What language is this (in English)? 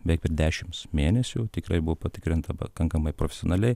Lithuanian